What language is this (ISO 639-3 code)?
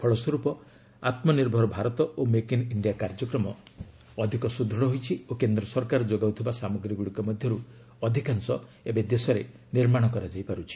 ori